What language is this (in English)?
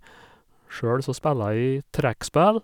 Norwegian